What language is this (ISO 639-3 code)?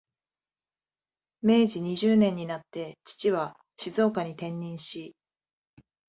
jpn